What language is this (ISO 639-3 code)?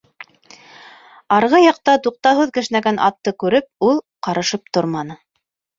bak